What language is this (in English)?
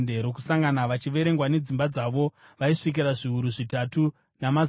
Shona